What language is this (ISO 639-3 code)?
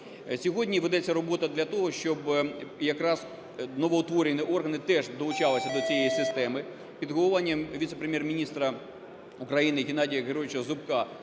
ukr